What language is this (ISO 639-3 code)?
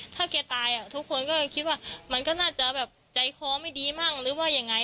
tha